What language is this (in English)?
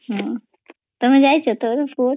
Odia